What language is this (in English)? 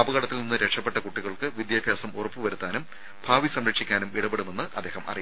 Malayalam